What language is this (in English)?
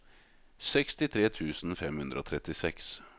Norwegian